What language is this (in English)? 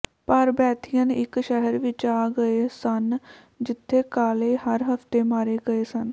Punjabi